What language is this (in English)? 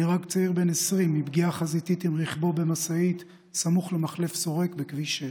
Hebrew